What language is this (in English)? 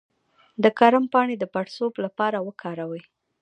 Pashto